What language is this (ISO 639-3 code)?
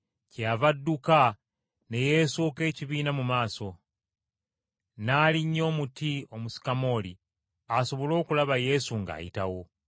lug